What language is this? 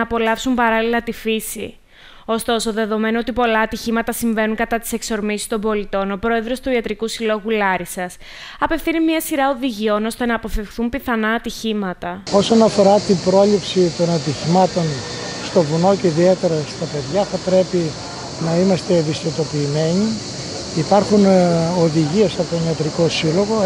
Greek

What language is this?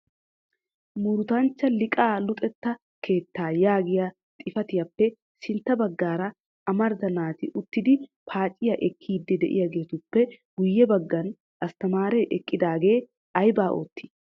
Wolaytta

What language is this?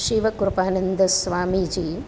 Gujarati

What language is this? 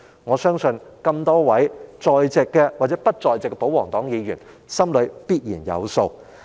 Cantonese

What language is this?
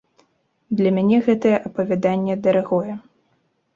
Belarusian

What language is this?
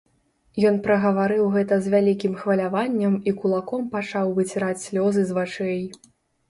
Belarusian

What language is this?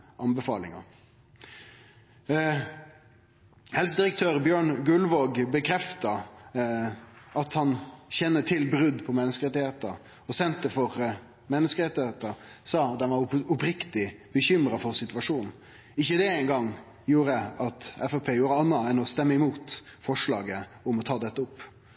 Norwegian Nynorsk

